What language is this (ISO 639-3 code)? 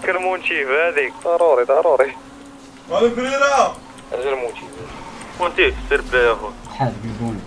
ara